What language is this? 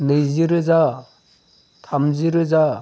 Bodo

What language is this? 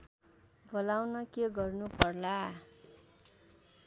Nepali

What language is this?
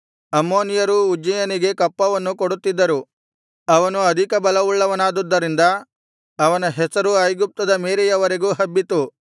Kannada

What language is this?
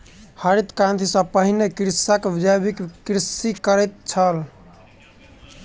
Maithili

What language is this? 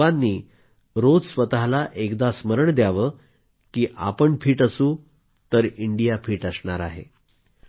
Marathi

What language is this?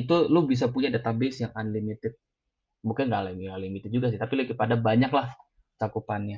Indonesian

